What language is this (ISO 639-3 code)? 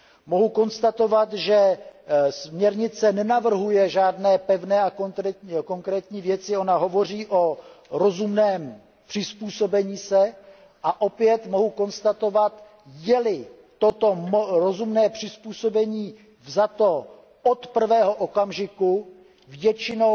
ces